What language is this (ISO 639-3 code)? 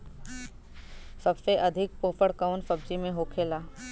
bho